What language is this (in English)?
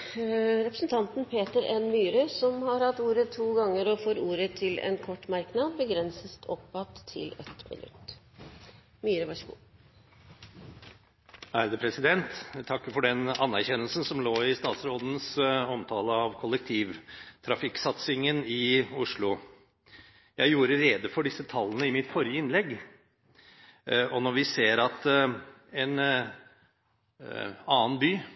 Norwegian